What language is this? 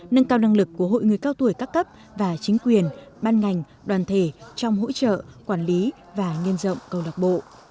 Vietnamese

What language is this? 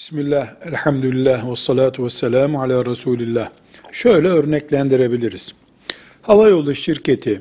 Turkish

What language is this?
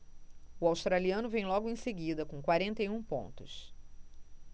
Portuguese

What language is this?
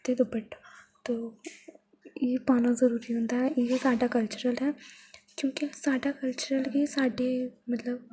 Dogri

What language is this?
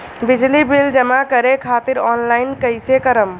Bhojpuri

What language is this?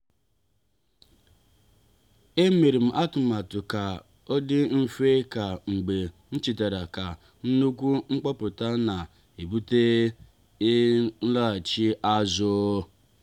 Igbo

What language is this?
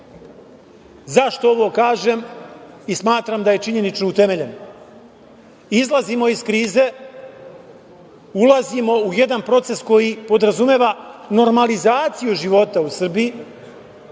Serbian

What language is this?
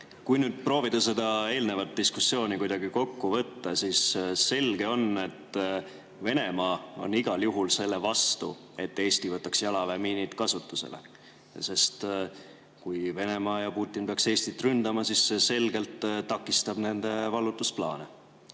Estonian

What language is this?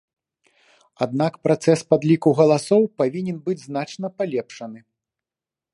Belarusian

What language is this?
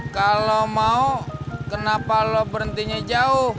Indonesian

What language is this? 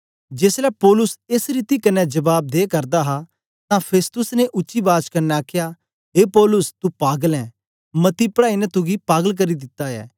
Dogri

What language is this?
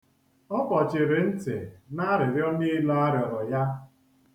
Igbo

